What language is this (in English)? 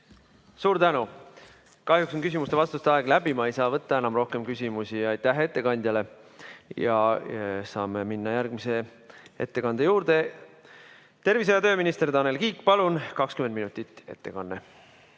Estonian